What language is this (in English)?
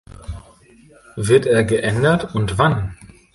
German